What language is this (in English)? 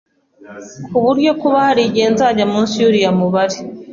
Kinyarwanda